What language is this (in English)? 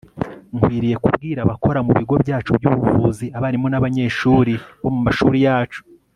Kinyarwanda